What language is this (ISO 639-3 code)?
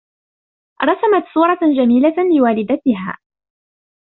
ara